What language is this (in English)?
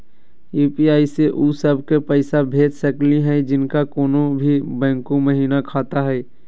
Magahi